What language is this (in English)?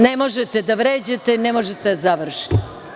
Serbian